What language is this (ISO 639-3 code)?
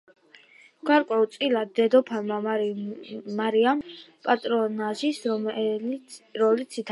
kat